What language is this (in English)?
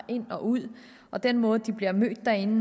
Danish